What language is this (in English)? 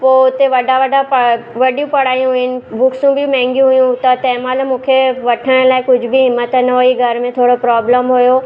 Sindhi